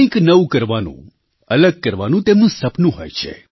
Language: Gujarati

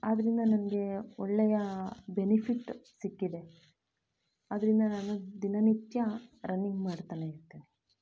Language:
Kannada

